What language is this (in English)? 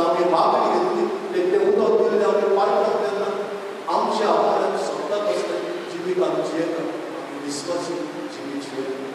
Marathi